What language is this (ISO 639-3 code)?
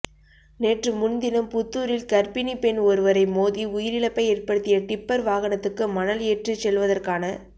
tam